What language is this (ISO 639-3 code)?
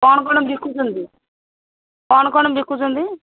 ori